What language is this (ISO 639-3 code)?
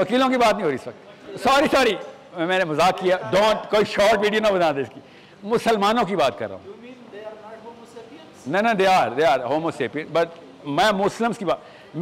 urd